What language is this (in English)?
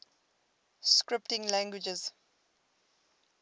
English